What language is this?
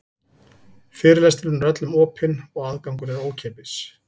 Icelandic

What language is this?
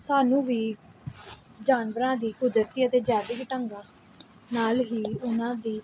Punjabi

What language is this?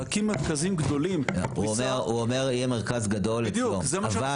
Hebrew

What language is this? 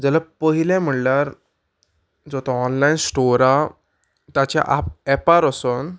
Konkani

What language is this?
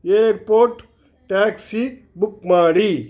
Kannada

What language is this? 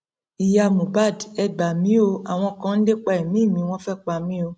Yoruba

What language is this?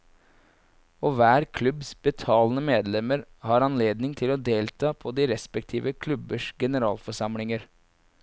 Norwegian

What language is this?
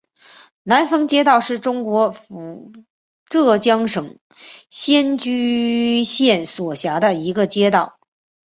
Chinese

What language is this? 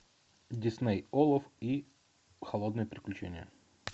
Russian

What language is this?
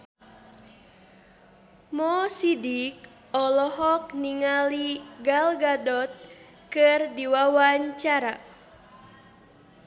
Sundanese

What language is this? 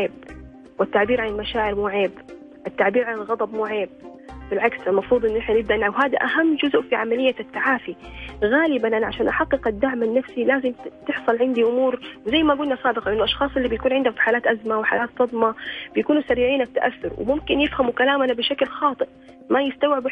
Arabic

